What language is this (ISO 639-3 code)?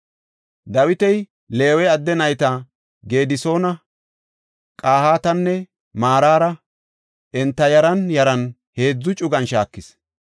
gof